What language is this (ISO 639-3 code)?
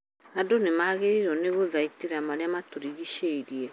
kik